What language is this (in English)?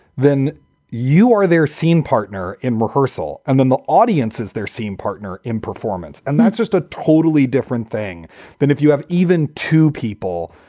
English